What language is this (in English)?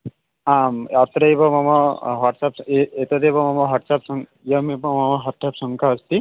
Sanskrit